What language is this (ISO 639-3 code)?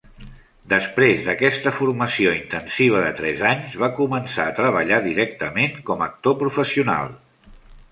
cat